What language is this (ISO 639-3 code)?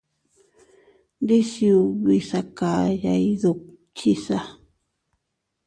cut